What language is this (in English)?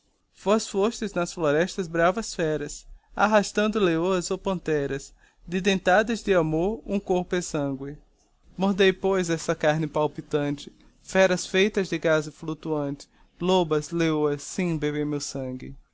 Portuguese